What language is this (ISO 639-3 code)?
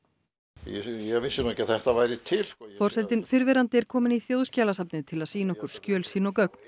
isl